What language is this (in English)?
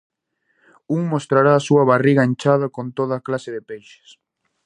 Galician